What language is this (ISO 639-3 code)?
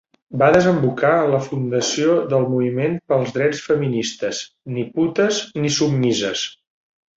cat